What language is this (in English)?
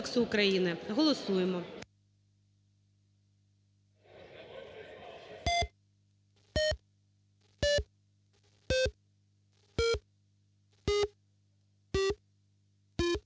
Ukrainian